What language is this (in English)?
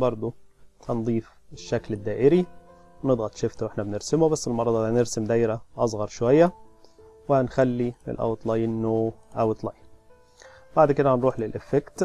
Arabic